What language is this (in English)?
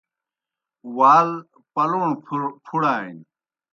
Kohistani Shina